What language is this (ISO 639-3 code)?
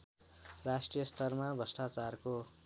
nep